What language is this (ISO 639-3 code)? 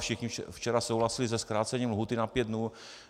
ces